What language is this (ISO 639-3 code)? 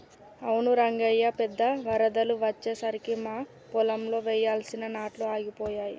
tel